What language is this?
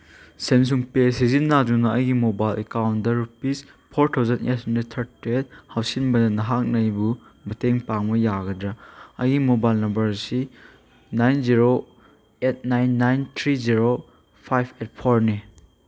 Manipuri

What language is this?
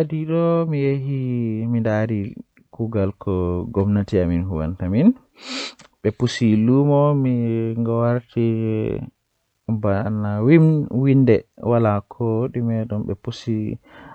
Western Niger Fulfulde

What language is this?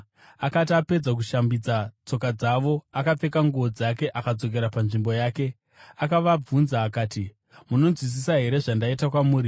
Shona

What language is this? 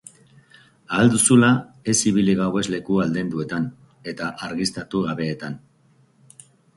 Basque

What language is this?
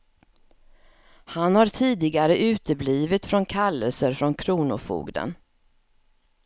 Swedish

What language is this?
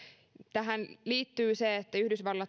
Finnish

